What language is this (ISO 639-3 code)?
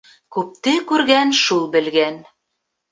bak